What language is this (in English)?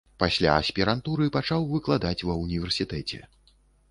Belarusian